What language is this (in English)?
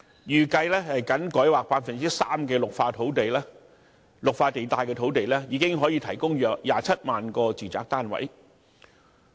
Cantonese